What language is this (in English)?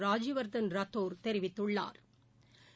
Tamil